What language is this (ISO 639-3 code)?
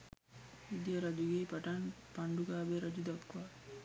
sin